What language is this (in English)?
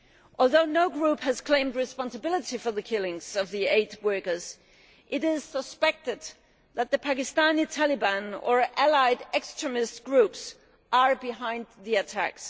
English